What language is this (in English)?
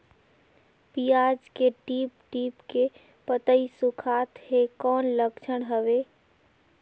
Chhattisgarhi